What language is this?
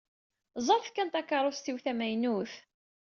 Kabyle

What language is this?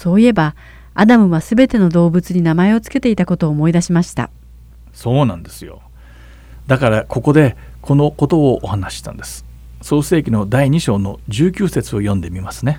Japanese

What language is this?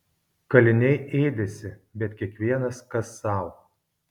Lithuanian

